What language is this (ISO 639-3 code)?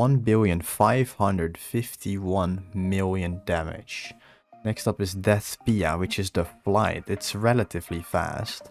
eng